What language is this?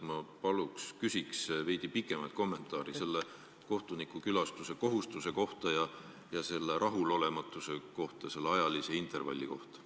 Estonian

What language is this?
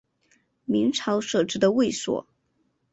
Chinese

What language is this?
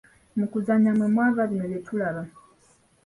Ganda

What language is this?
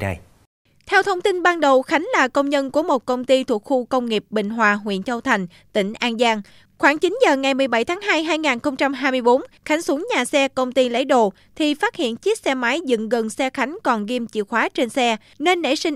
Vietnamese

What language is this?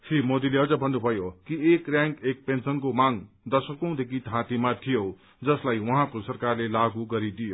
Nepali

